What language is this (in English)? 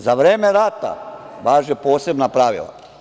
Serbian